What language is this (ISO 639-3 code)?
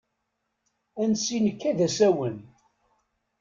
kab